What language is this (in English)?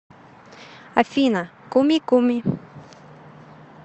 Russian